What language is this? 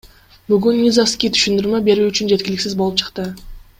Kyrgyz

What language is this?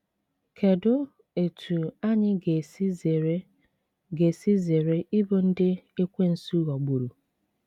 Igbo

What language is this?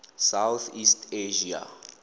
Tswana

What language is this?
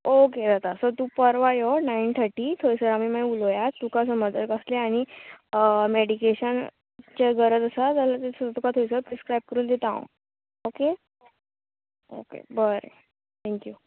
Konkani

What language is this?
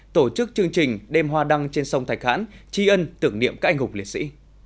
Vietnamese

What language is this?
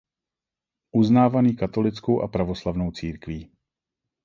Czech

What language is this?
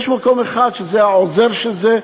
Hebrew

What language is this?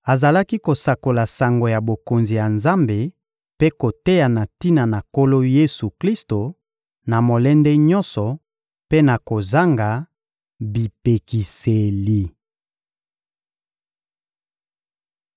Lingala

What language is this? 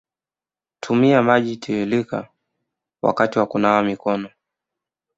Swahili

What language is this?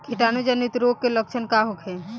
Bhojpuri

